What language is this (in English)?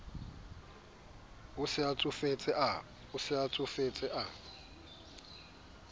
Southern Sotho